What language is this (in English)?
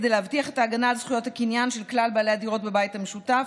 Hebrew